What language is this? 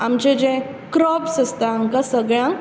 Konkani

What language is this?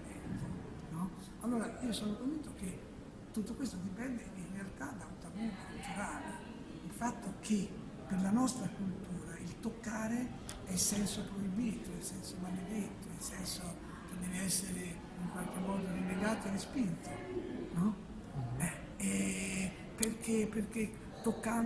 Italian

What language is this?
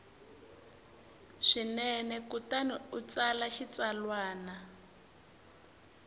Tsonga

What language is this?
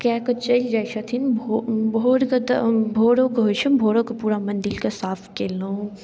Maithili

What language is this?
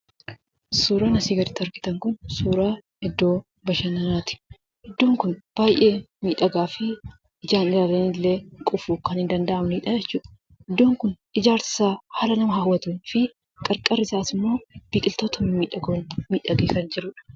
Oromo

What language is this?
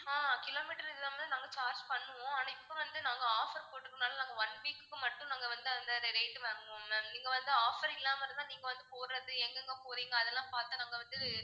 Tamil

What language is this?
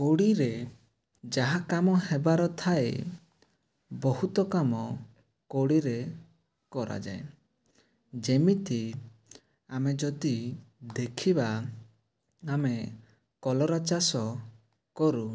Odia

